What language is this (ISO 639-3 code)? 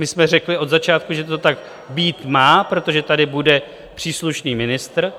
ces